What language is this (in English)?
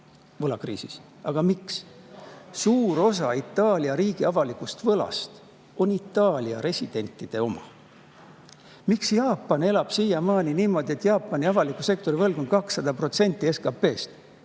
Estonian